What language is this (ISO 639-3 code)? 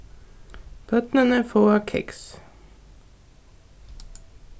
fao